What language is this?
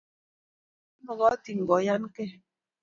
Kalenjin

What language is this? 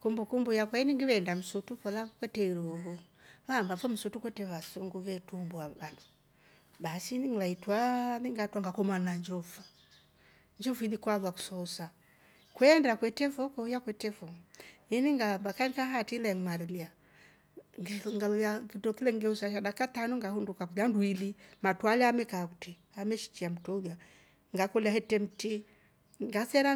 Rombo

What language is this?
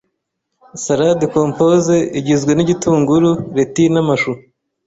Kinyarwanda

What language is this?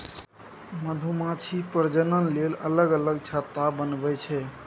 Maithili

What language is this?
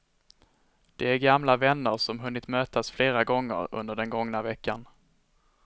Swedish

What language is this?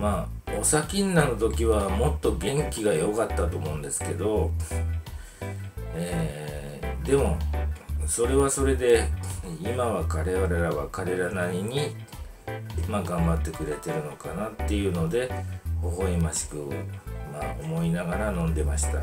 Japanese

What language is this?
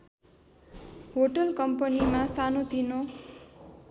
Nepali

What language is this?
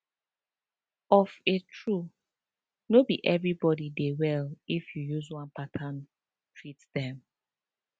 Nigerian Pidgin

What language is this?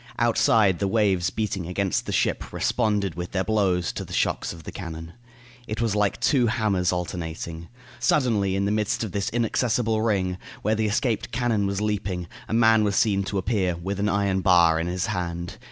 English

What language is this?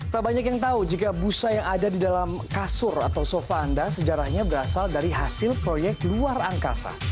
Indonesian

